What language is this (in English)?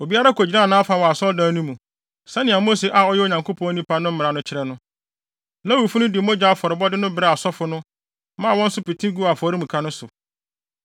Akan